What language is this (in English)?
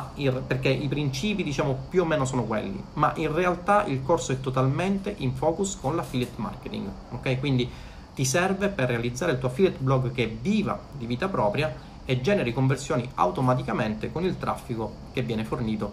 Italian